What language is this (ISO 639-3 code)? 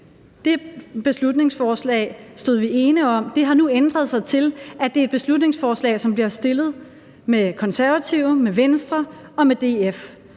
dan